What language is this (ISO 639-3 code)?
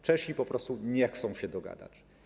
pol